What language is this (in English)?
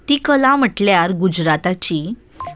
Konkani